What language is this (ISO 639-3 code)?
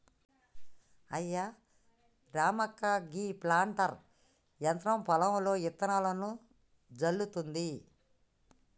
tel